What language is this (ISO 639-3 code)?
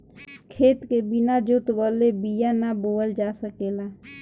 bho